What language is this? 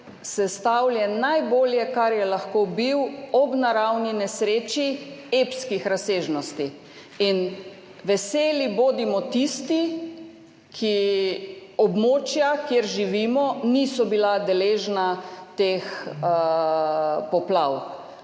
Slovenian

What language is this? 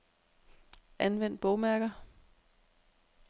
Danish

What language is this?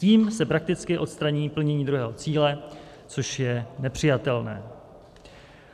Czech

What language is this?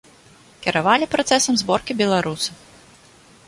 Belarusian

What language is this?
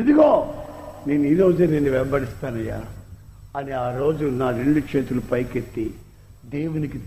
Telugu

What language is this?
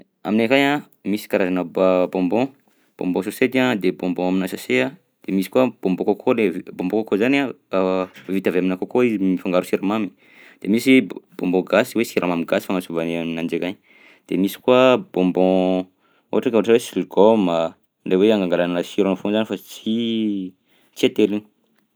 Southern Betsimisaraka Malagasy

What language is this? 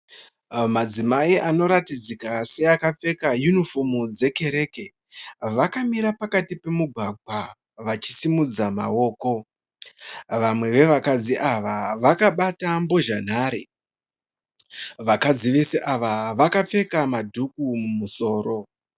Shona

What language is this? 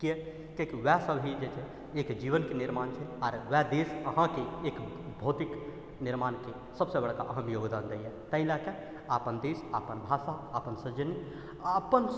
Maithili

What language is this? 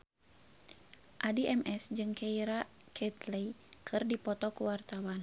Sundanese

